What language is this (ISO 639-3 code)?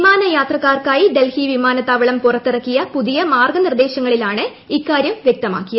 mal